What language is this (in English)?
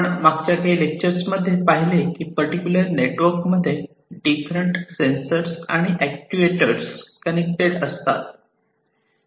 Marathi